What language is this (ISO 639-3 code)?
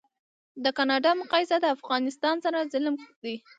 pus